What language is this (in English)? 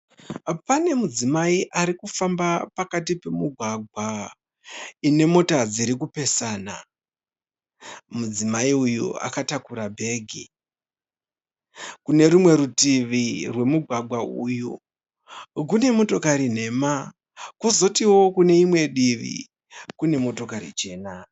Shona